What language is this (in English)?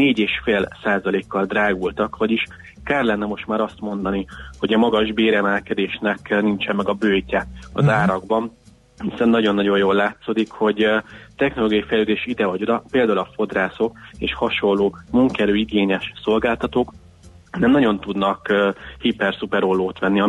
Hungarian